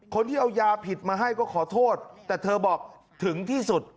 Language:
Thai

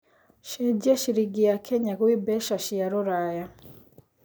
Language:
Kikuyu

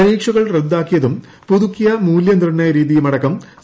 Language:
Malayalam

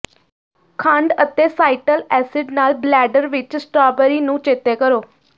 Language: Punjabi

